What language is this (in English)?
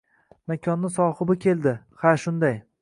Uzbek